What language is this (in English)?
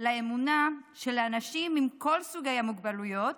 Hebrew